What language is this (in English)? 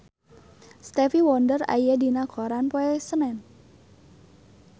Sundanese